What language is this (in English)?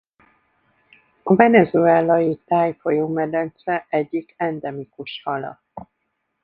Hungarian